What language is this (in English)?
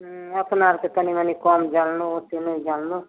Maithili